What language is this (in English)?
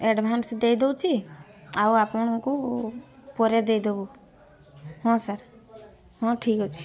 Odia